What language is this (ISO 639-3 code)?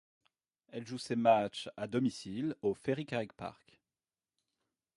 fra